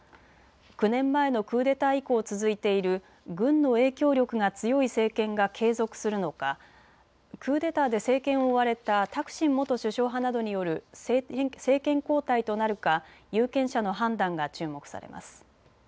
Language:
Japanese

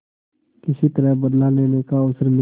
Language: Hindi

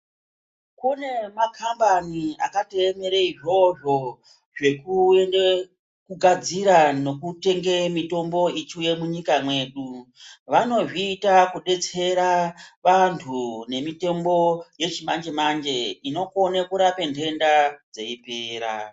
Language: Ndau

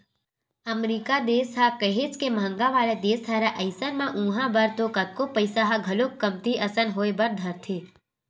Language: Chhattisgarhi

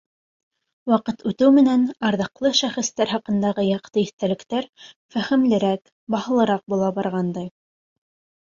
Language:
Bashkir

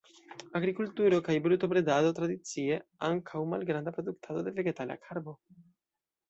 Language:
Esperanto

